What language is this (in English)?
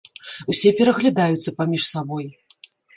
Belarusian